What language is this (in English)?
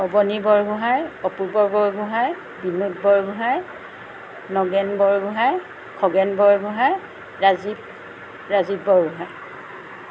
Assamese